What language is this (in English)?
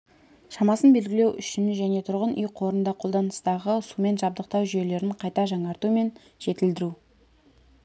Kazakh